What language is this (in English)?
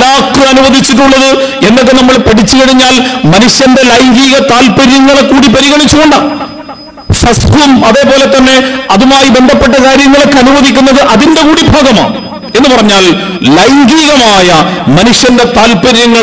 Arabic